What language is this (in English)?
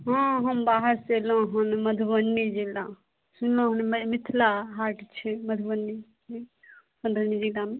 Maithili